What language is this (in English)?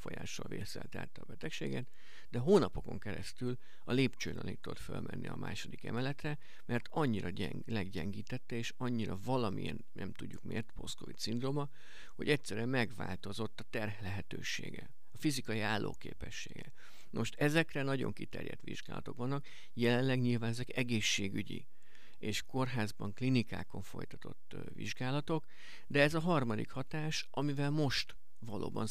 Hungarian